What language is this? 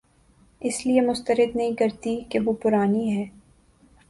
Urdu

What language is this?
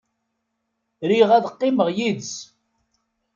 Kabyle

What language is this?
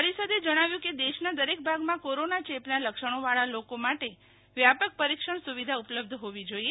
Gujarati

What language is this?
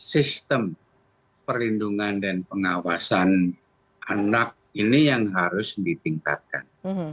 Indonesian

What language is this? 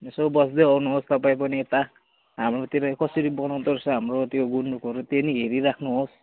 Nepali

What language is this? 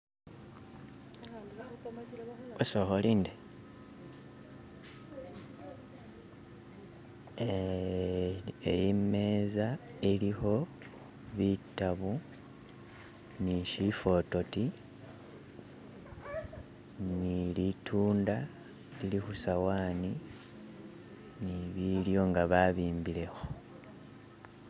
Masaaba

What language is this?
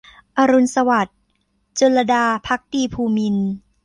Thai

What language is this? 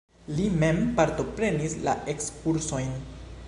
Esperanto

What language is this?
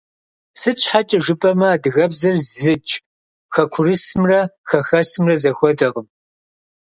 Kabardian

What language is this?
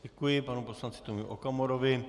Czech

